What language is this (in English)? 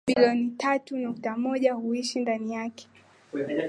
Swahili